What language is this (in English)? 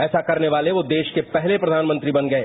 Hindi